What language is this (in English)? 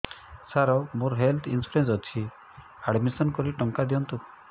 Odia